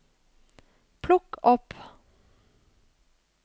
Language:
Norwegian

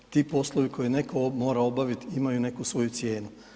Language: Croatian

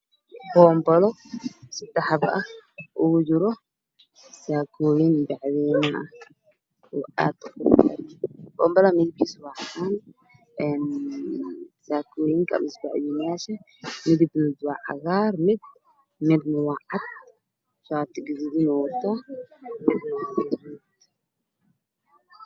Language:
Somali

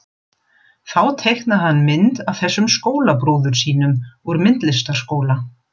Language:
Icelandic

